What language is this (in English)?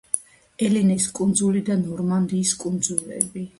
Georgian